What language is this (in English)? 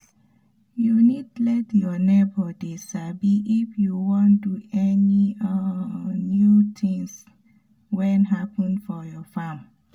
Nigerian Pidgin